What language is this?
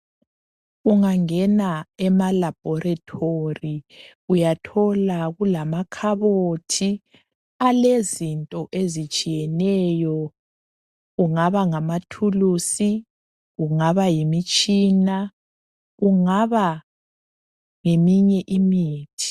North Ndebele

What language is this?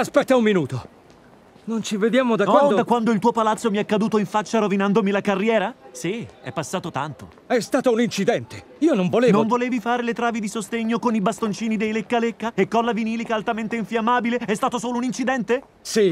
Italian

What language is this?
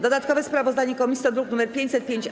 Polish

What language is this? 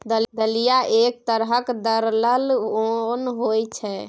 Maithili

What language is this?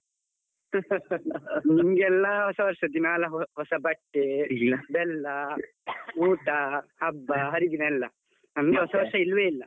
Kannada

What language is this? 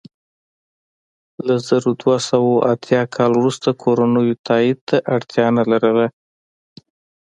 Pashto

